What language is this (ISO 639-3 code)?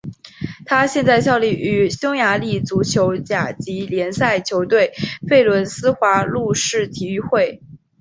zho